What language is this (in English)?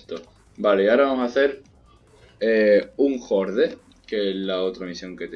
Spanish